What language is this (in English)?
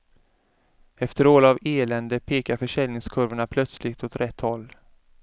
Swedish